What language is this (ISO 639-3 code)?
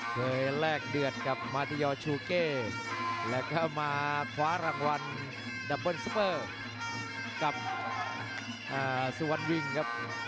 tha